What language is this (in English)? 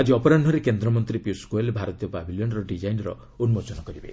Odia